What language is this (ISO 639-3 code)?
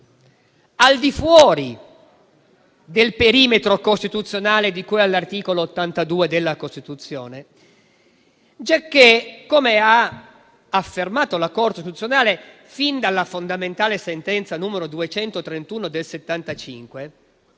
ita